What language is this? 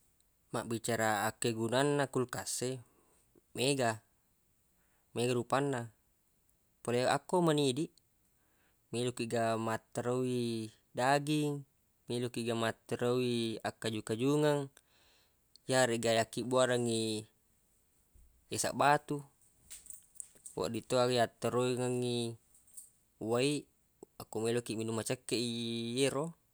Buginese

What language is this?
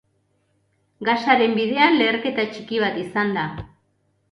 Basque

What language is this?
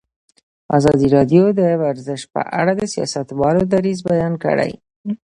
Pashto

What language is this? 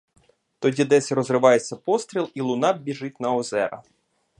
Ukrainian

